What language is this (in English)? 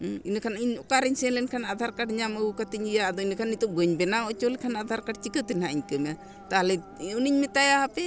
Santali